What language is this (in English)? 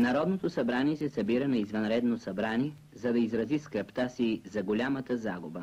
Bulgarian